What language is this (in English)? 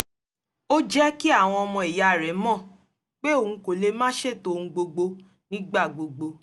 Yoruba